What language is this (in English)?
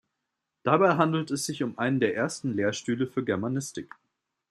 German